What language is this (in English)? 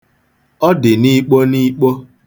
Igbo